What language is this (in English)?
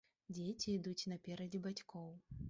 Belarusian